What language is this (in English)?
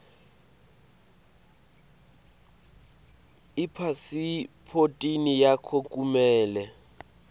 Swati